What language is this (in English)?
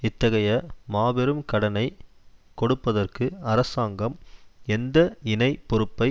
Tamil